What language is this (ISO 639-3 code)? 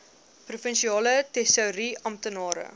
afr